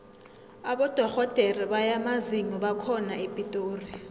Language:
South Ndebele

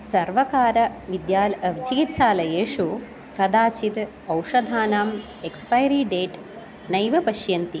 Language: Sanskrit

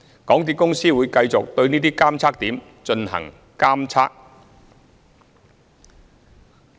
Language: Cantonese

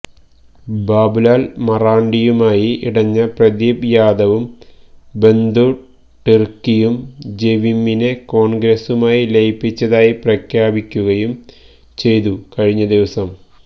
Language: Malayalam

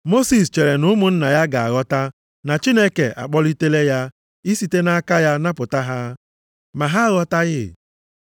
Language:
Igbo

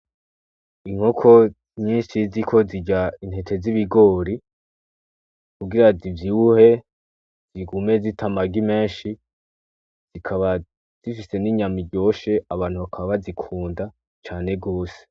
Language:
Rundi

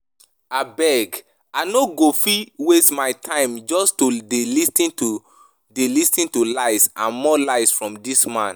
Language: Nigerian Pidgin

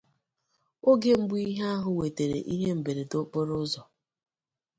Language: Igbo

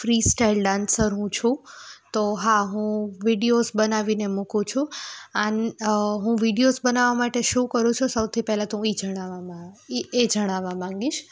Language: Gujarati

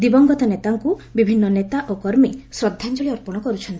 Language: Odia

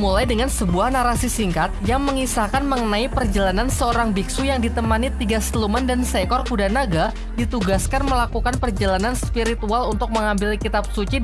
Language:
Indonesian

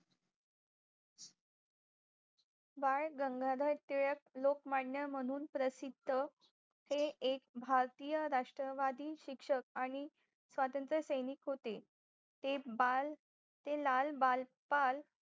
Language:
Marathi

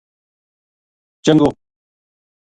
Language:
Gujari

